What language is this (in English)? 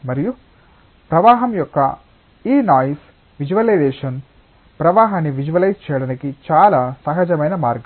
Telugu